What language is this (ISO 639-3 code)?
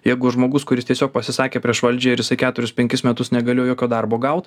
lit